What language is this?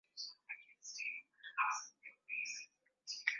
Swahili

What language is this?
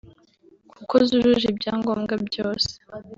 Kinyarwanda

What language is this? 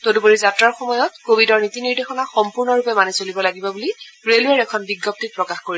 Assamese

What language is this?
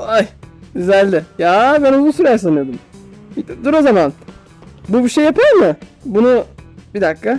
Turkish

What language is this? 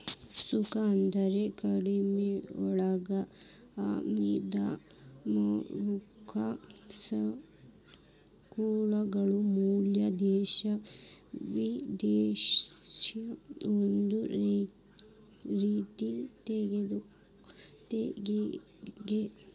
Kannada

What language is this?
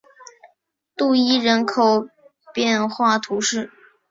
Chinese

